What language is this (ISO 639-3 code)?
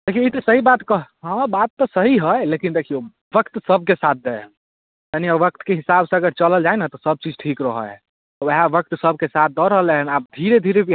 mai